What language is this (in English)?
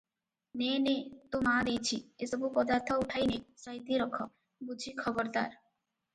Odia